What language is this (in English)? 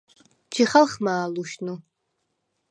Svan